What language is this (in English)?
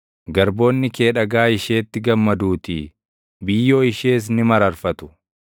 Oromo